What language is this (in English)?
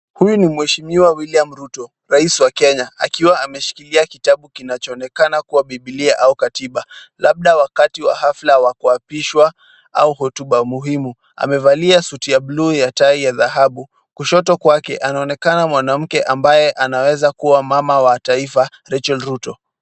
Swahili